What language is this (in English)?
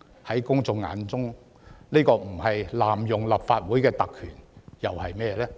Cantonese